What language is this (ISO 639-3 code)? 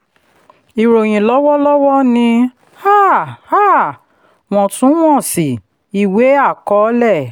yor